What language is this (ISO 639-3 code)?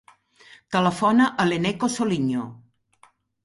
cat